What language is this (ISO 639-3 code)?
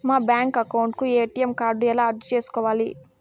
tel